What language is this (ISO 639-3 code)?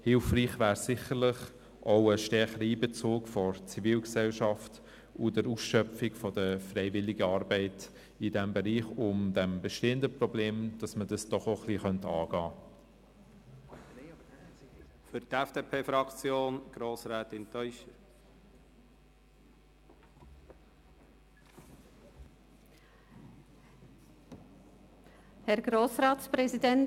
gsw